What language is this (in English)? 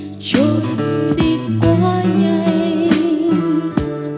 Vietnamese